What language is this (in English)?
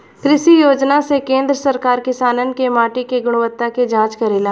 Bhojpuri